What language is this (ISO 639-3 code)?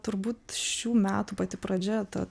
lit